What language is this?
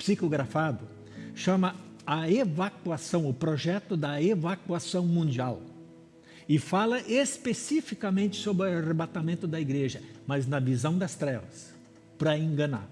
Portuguese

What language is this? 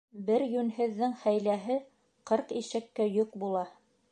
Bashkir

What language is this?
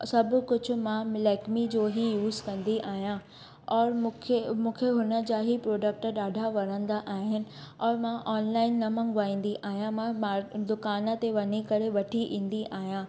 Sindhi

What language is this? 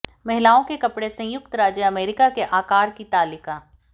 Hindi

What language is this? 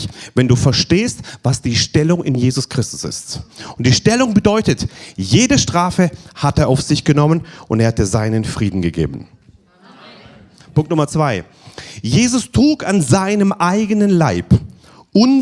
German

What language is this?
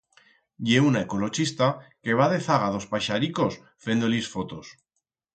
Aragonese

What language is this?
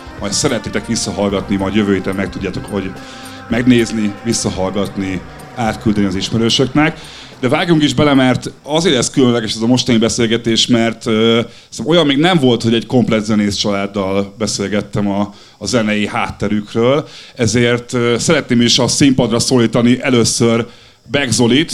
Hungarian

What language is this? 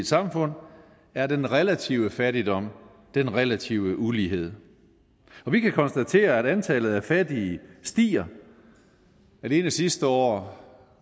Danish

